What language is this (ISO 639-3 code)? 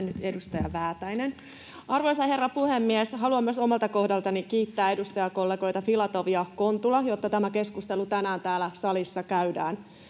fin